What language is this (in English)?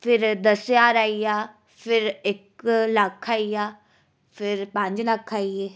Dogri